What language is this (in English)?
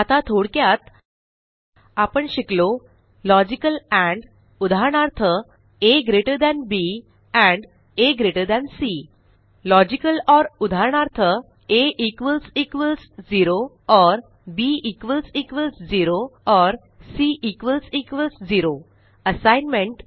Marathi